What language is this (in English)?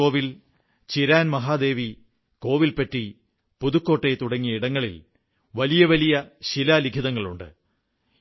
Malayalam